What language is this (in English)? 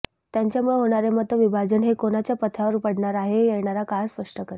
Marathi